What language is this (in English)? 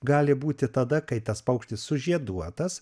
Lithuanian